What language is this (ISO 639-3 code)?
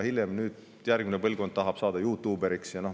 est